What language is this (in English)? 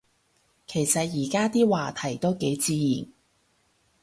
Cantonese